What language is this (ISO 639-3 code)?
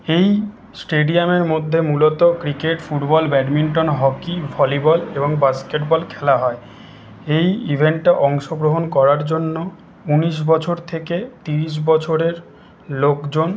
ben